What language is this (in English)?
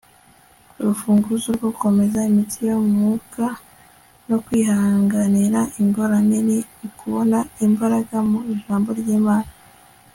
Kinyarwanda